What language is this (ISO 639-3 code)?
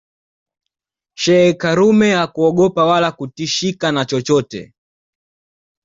swa